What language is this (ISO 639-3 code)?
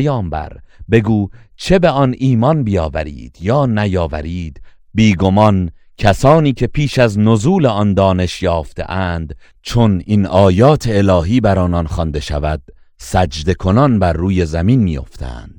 fas